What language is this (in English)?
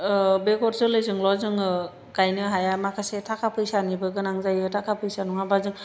Bodo